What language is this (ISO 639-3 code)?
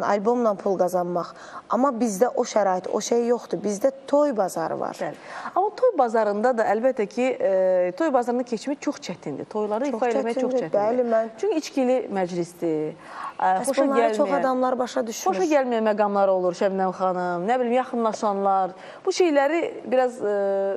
tur